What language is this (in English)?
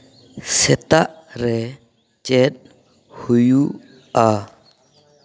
Santali